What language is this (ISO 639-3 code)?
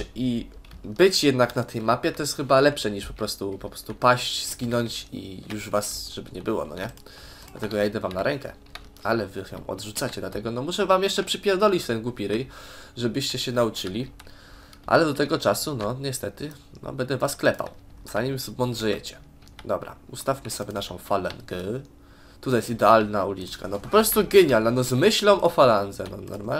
pol